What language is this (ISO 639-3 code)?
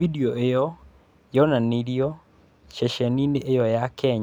kik